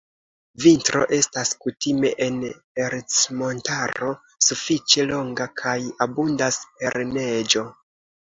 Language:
Esperanto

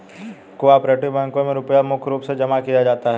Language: Hindi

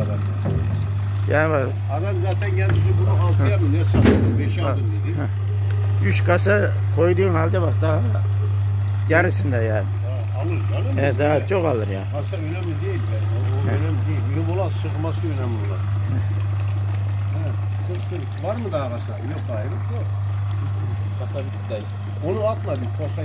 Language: Turkish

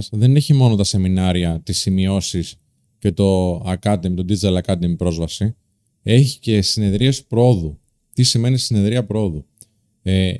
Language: Greek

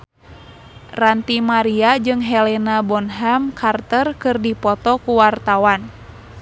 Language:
Sundanese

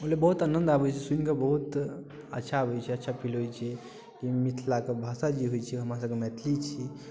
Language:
Maithili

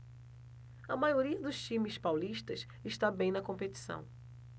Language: Portuguese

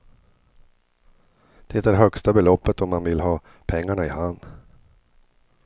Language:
Swedish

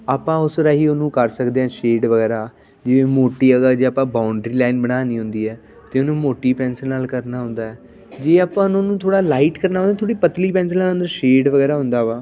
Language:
Punjabi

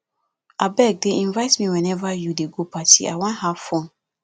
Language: Nigerian Pidgin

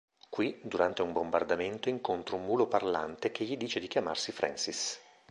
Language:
Italian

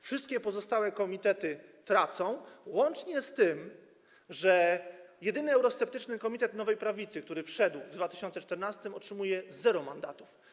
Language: Polish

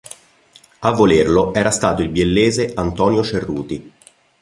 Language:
Italian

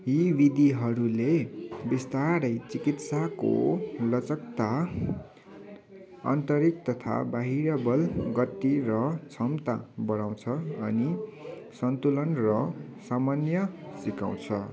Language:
Nepali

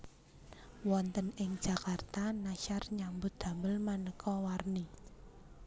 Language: Javanese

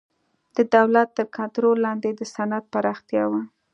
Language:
Pashto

